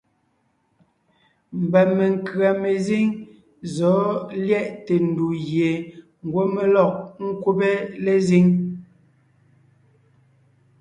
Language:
Ngiemboon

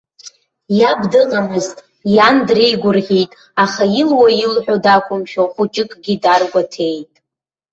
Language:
Abkhazian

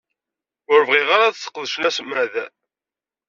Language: Kabyle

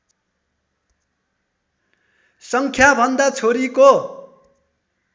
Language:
Nepali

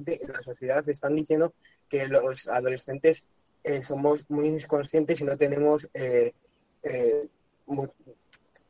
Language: Spanish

